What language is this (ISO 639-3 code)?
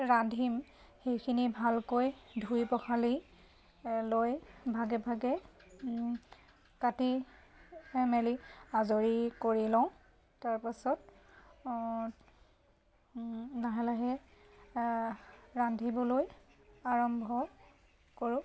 asm